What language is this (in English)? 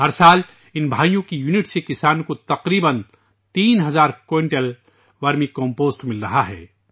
Urdu